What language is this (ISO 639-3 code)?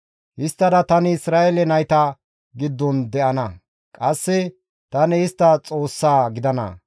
gmv